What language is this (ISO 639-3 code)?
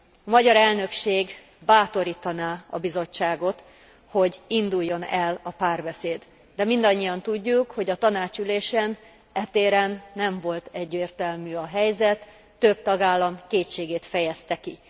hun